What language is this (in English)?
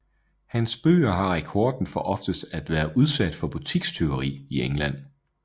Danish